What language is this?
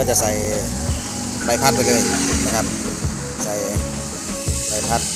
Thai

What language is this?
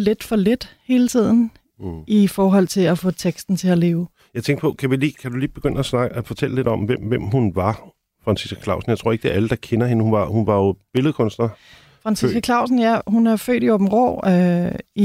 Danish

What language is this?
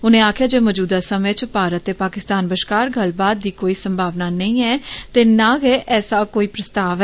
Dogri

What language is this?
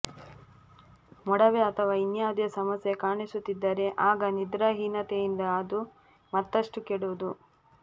Kannada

